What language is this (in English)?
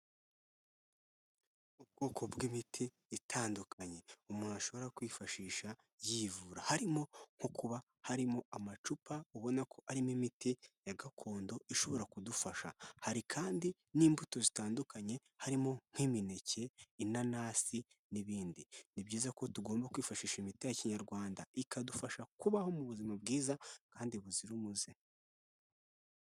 Kinyarwanda